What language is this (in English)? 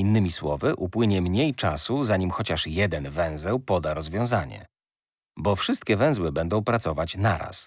Polish